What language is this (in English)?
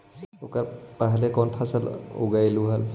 Magahi